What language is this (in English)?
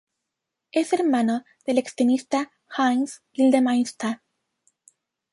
Spanish